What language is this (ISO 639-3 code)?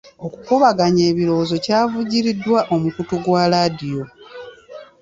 lug